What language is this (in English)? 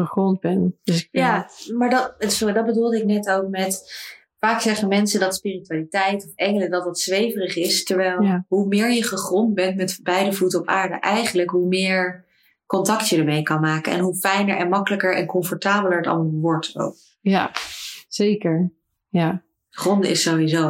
Dutch